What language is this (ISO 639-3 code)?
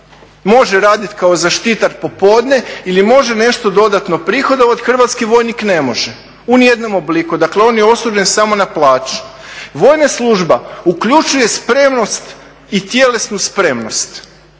hrv